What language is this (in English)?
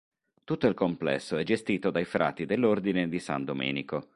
Italian